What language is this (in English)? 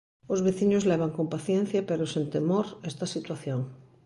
Galician